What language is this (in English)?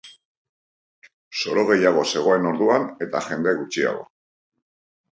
Basque